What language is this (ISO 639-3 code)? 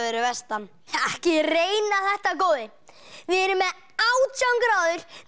isl